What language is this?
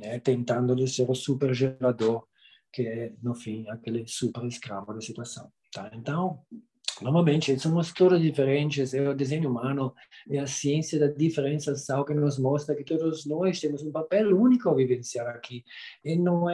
Portuguese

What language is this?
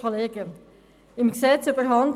Swiss German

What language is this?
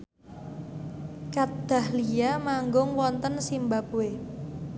Javanese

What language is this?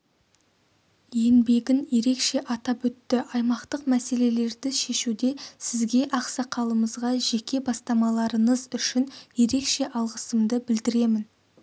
Kazakh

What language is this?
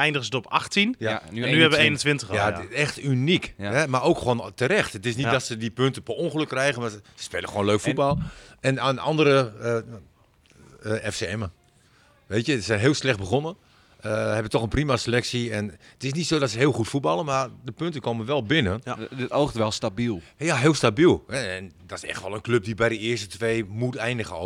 Dutch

